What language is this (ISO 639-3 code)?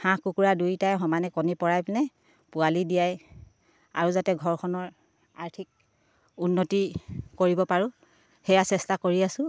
asm